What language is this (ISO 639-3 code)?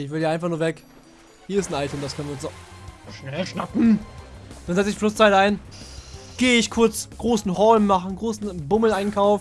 deu